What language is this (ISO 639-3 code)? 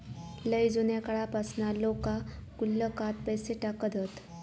mar